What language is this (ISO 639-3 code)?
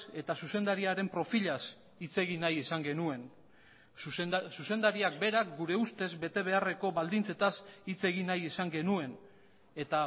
eus